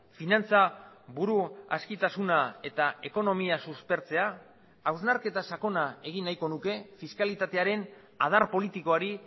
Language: Basque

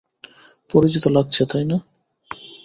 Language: Bangla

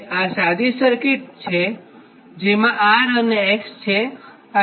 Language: Gujarati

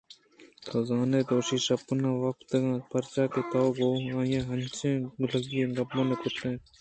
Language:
Eastern Balochi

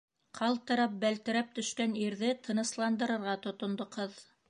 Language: Bashkir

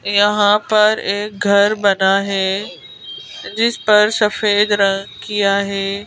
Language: Hindi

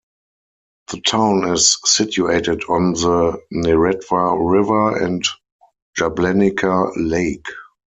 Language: English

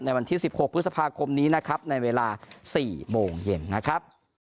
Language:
Thai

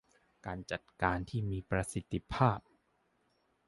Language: Thai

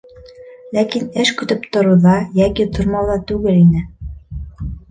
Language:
Bashkir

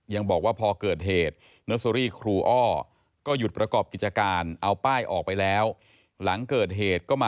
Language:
Thai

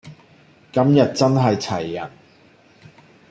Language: Cantonese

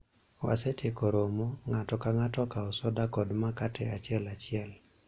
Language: Luo (Kenya and Tanzania)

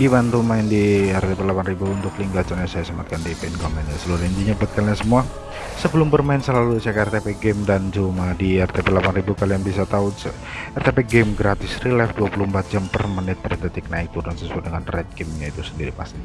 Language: Indonesian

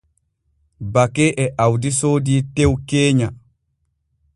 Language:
Borgu Fulfulde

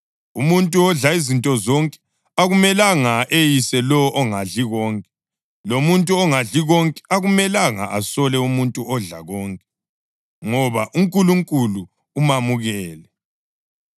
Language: North Ndebele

